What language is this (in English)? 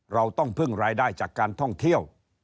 Thai